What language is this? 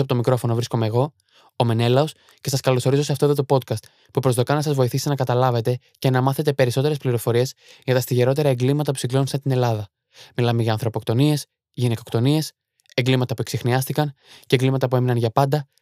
Greek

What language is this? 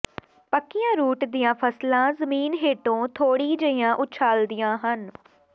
Punjabi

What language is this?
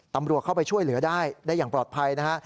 Thai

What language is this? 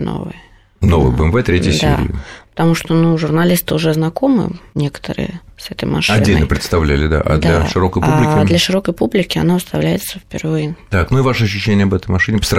Russian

